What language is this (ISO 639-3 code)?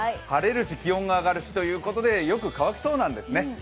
jpn